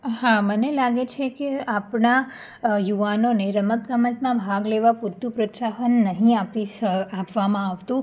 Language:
Gujarati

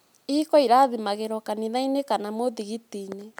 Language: Kikuyu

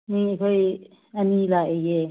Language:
Manipuri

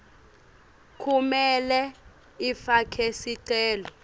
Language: Swati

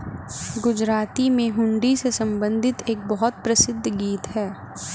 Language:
Hindi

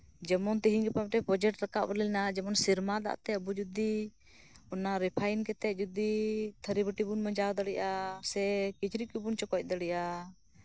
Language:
Santali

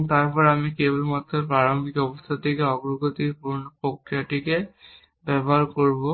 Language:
Bangla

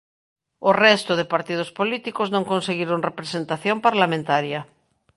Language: Galician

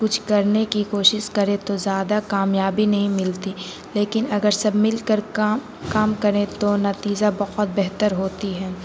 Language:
Urdu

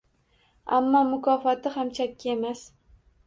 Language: Uzbek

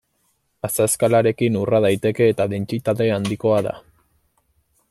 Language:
Basque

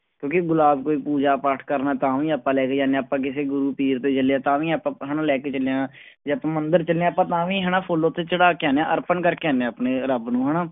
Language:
Punjabi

